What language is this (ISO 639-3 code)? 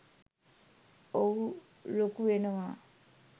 sin